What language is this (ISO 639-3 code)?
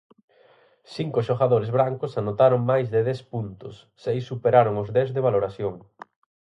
glg